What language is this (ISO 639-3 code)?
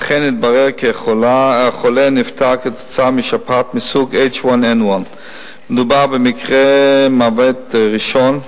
heb